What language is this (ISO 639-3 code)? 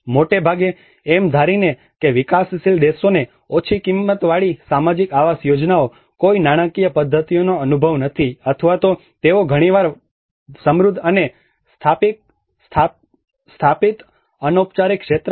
guj